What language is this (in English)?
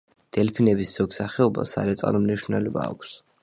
Georgian